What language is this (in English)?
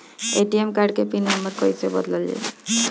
Bhojpuri